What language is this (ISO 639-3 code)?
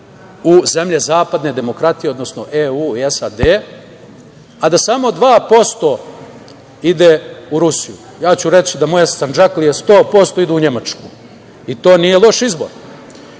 srp